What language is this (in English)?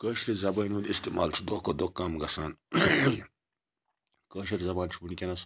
Kashmiri